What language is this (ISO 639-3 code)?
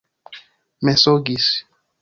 epo